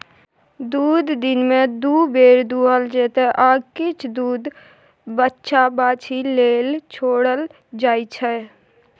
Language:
Maithili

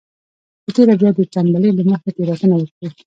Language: Pashto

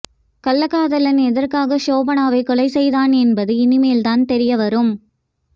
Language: Tamil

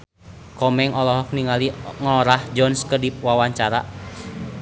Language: Sundanese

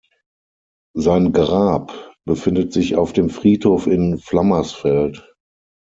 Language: German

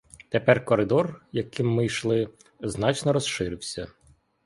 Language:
Ukrainian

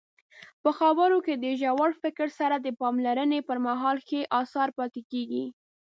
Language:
Pashto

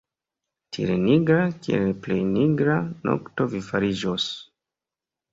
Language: Esperanto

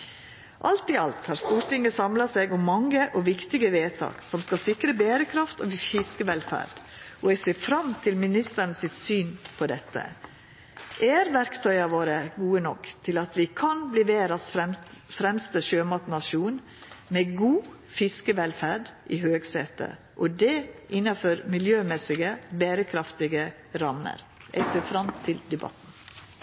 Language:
Norwegian Nynorsk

